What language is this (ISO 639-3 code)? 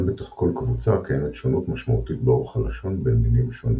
heb